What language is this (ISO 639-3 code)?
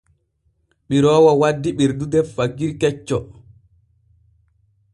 fue